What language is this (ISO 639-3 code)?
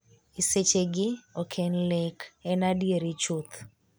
luo